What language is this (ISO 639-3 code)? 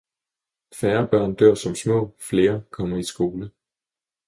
dan